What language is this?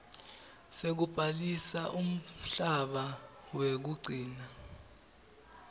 Swati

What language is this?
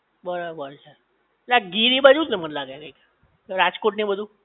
Gujarati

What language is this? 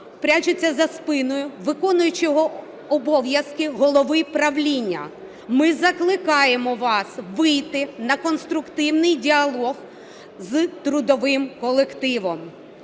Ukrainian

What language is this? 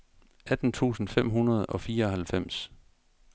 Danish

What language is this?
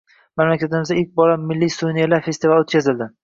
Uzbek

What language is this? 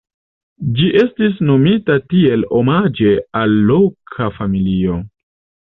Esperanto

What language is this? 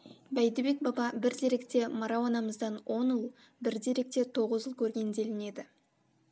Kazakh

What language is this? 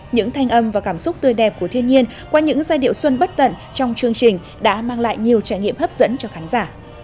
Vietnamese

